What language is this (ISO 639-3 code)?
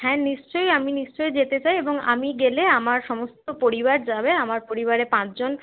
ben